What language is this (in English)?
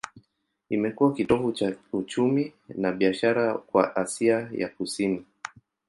Swahili